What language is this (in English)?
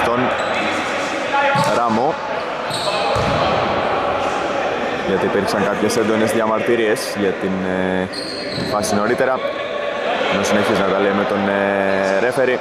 Greek